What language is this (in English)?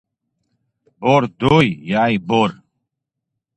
Kabardian